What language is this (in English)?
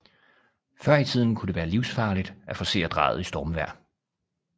Danish